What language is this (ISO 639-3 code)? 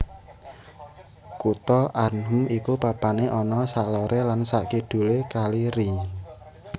jav